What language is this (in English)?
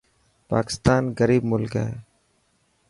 Dhatki